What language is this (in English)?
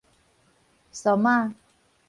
Min Nan Chinese